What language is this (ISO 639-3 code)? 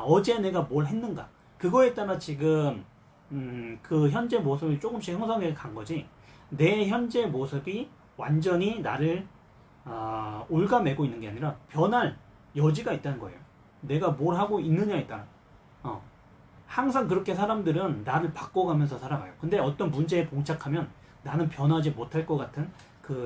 kor